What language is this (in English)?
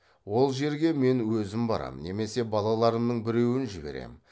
Kazakh